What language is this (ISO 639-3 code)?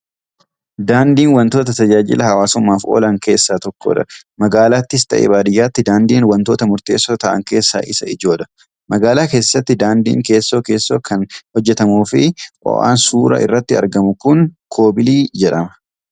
orm